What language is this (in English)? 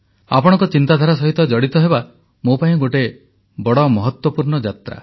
Odia